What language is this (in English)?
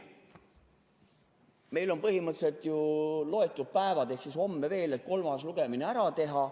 Estonian